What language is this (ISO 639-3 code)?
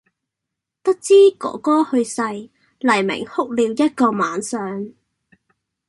yue